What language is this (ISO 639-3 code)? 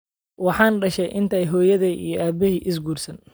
som